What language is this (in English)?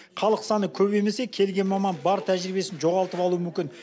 Kazakh